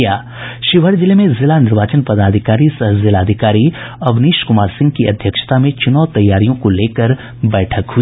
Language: Hindi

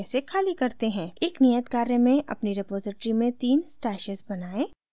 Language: Hindi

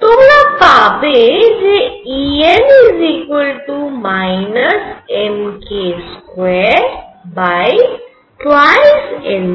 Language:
Bangla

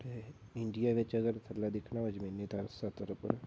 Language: Dogri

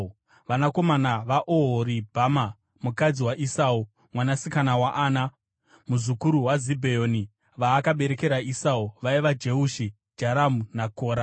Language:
Shona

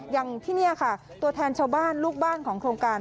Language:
Thai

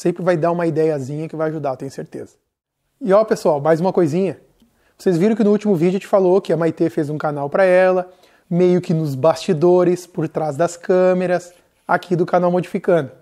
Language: Portuguese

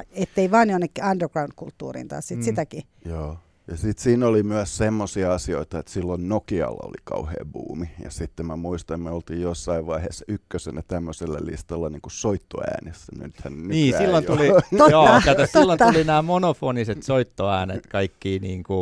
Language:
Finnish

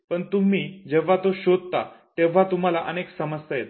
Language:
Marathi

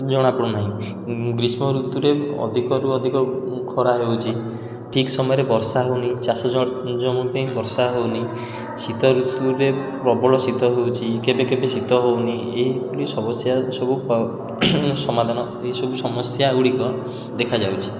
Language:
Odia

